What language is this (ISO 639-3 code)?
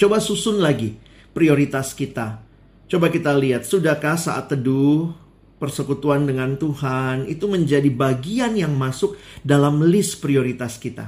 ind